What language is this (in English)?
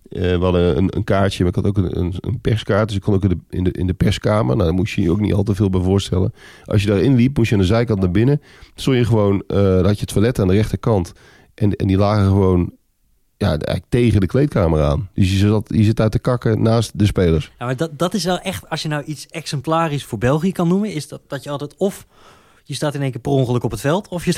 Dutch